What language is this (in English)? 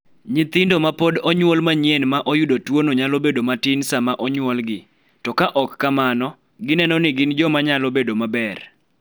Luo (Kenya and Tanzania)